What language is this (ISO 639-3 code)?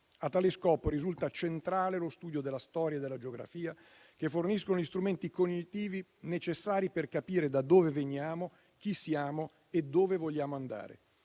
ita